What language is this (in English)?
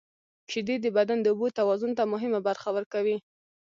Pashto